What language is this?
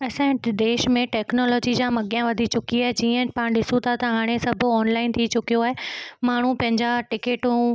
Sindhi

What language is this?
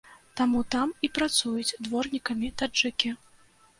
Belarusian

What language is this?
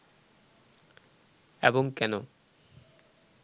Bangla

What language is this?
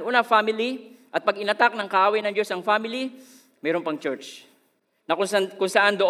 Filipino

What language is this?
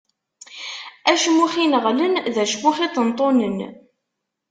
Kabyle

